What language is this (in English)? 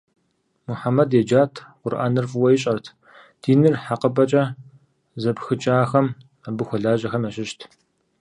Kabardian